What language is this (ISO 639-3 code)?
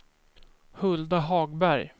swe